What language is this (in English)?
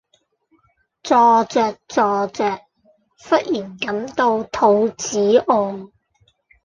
Cantonese